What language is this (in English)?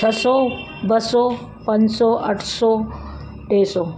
Sindhi